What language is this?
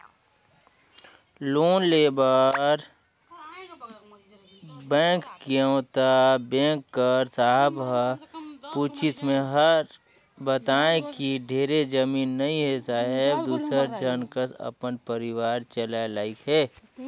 Chhattisgarhi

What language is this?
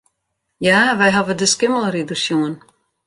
Western Frisian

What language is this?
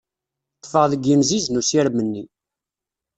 Kabyle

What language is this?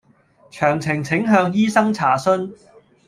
Cantonese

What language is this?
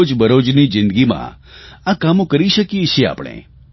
Gujarati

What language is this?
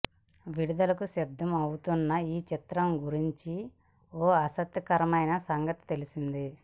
Telugu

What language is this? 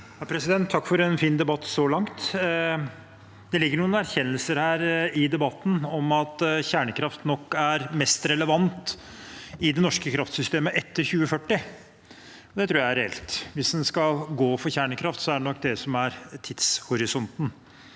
Norwegian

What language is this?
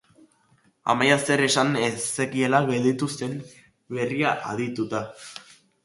Basque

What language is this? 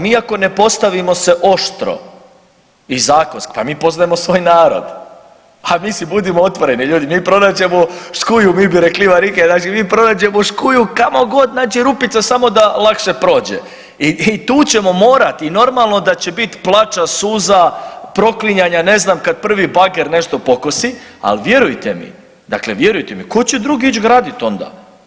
Croatian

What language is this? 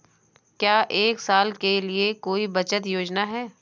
Hindi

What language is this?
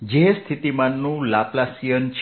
Gujarati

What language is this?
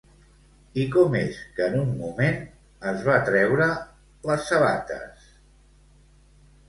Catalan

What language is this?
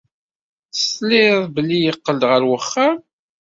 Kabyle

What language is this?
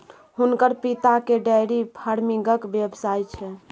Maithili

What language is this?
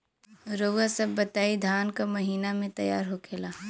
Bhojpuri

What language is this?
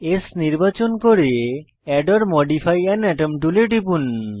Bangla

